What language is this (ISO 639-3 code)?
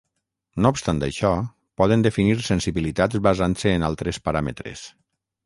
cat